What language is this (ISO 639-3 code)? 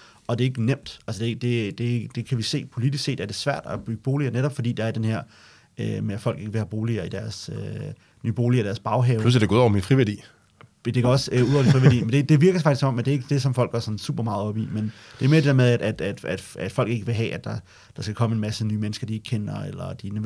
dan